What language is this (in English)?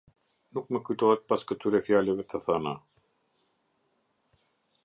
Albanian